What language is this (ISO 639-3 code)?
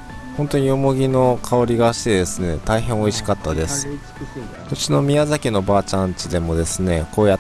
jpn